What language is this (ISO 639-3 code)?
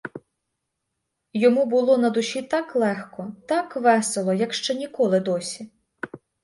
ukr